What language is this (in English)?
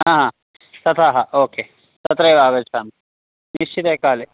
Sanskrit